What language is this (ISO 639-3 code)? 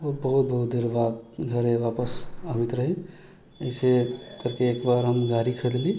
mai